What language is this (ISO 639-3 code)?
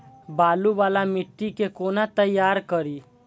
mai